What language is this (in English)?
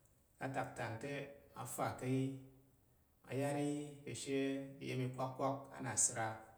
Tarok